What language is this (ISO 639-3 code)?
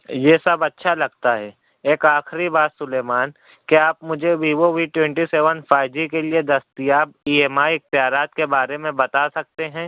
urd